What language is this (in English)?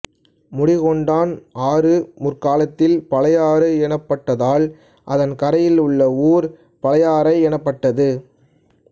Tamil